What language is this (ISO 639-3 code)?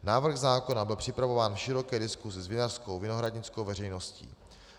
ces